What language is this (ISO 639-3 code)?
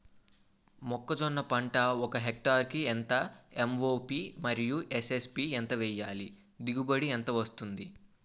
tel